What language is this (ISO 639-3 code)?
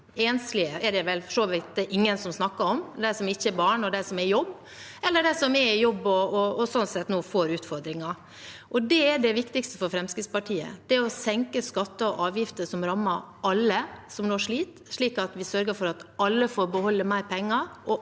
nor